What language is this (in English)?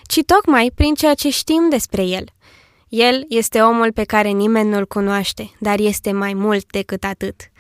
Romanian